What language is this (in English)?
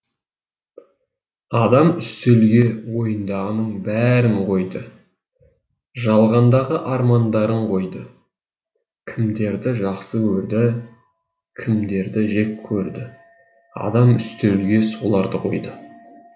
Kazakh